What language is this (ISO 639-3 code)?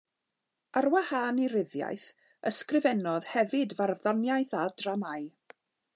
cym